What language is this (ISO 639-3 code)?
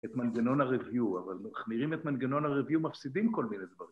heb